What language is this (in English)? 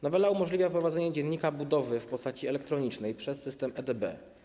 Polish